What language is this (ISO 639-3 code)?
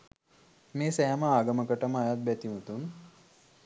sin